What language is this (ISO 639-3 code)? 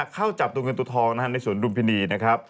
tha